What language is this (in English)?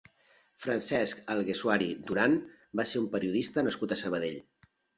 Catalan